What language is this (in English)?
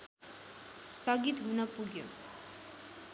Nepali